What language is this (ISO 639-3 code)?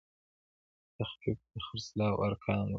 pus